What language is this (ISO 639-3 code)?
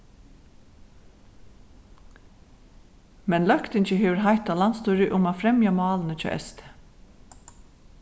fao